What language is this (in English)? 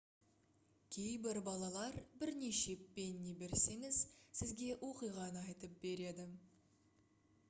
Kazakh